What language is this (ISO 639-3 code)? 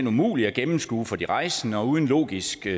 dan